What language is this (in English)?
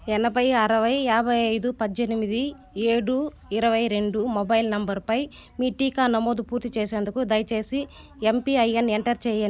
Telugu